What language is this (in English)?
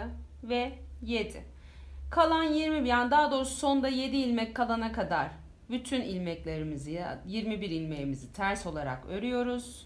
Turkish